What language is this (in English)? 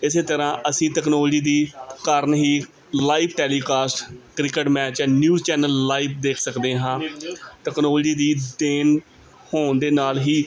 Punjabi